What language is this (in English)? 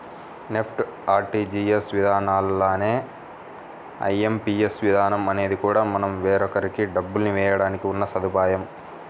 Telugu